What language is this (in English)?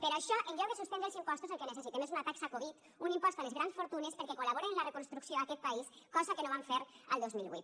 Catalan